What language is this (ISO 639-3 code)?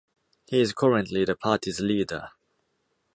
eng